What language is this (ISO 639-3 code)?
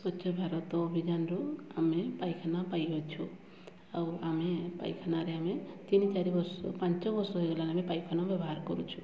ori